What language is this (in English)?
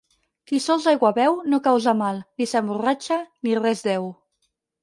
Catalan